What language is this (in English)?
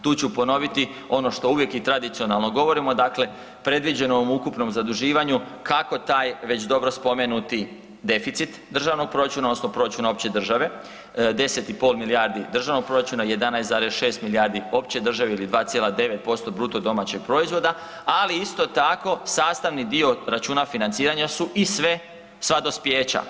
Croatian